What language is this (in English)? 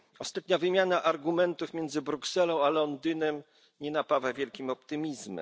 Polish